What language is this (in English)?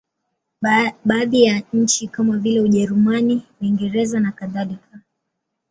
Swahili